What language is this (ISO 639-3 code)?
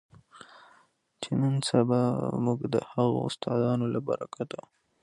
pus